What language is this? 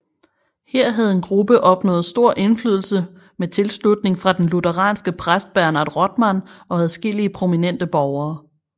Danish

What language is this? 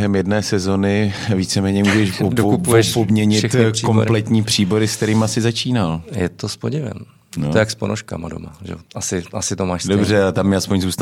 Czech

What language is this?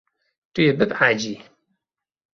Kurdish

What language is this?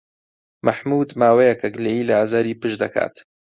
Central Kurdish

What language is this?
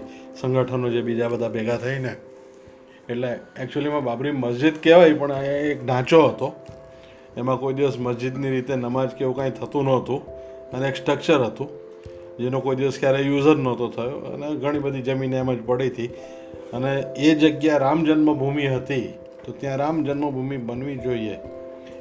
Gujarati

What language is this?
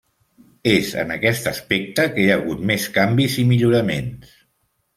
Catalan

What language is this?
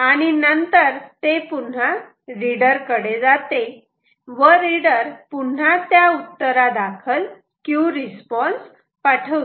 Marathi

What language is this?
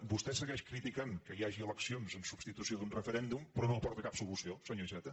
Catalan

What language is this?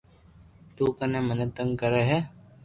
Loarki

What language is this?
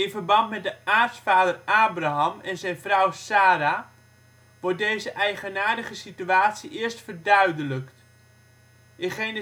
Dutch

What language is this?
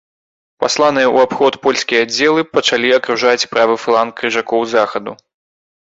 Belarusian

